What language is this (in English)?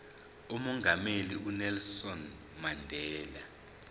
Zulu